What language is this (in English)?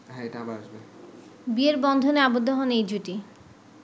Bangla